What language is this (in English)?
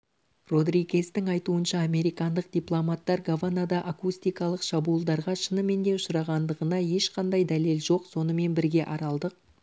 Kazakh